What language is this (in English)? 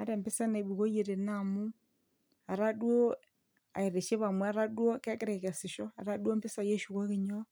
Masai